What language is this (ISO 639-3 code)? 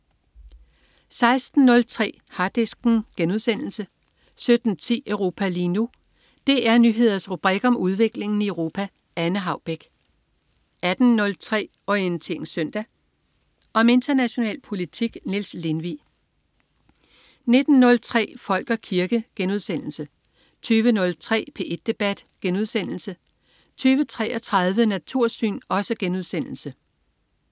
dan